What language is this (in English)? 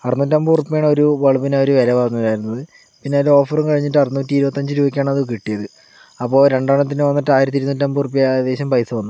Malayalam